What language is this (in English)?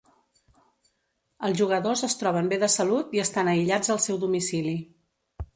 Catalan